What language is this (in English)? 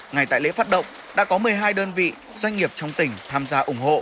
Vietnamese